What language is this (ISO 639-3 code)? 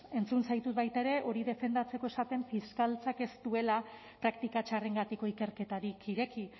eus